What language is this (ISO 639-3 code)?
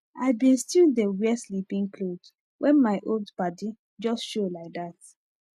pcm